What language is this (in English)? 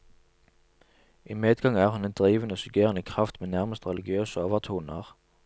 Norwegian